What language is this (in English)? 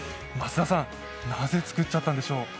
Japanese